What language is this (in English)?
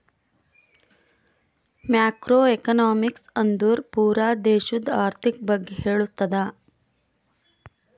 Kannada